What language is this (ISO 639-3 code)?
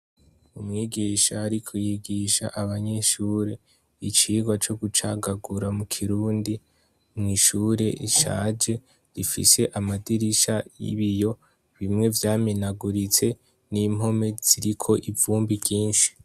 run